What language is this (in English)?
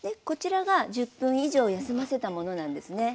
Japanese